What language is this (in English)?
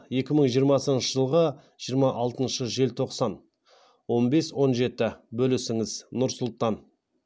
Kazakh